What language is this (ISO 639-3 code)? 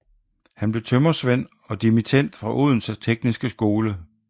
dan